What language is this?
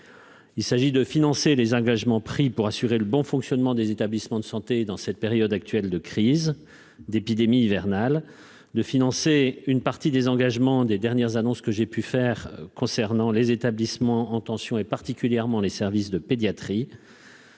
French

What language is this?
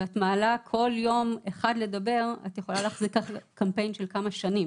Hebrew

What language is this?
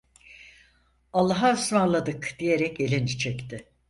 Turkish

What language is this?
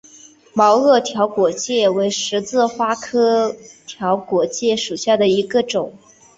Chinese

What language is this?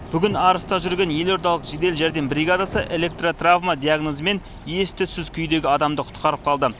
Kazakh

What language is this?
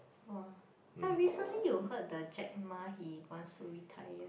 English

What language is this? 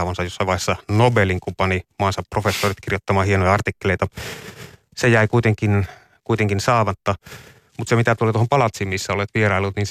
Finnish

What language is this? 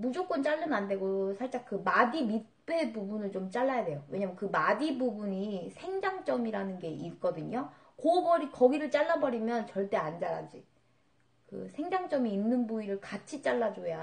Korean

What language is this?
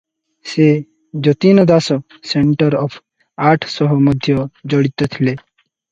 Odia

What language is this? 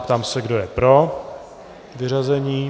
Czech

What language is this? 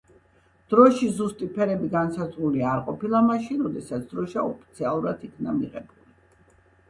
Georgian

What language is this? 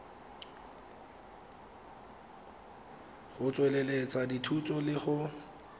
Tswana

